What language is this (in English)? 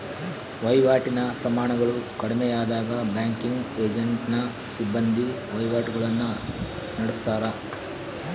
Kannada